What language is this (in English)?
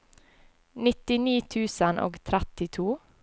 Norwegian